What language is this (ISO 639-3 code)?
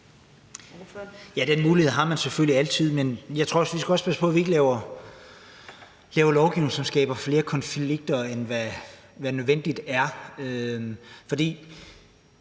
dan